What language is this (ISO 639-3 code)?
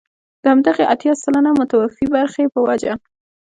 pus